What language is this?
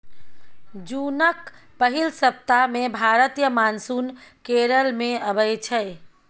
Maithili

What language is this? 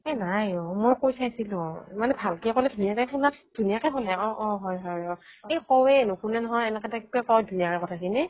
Assamese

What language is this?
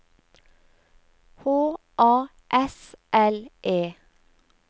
Norwegian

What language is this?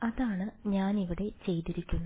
Malayalam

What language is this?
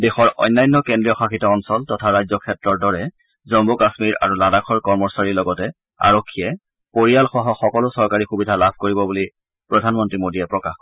Assamese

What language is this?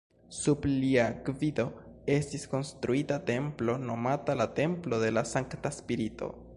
Esperanto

